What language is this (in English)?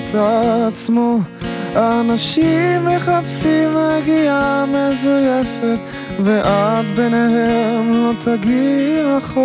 Hebrew